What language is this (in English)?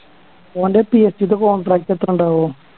Malayalam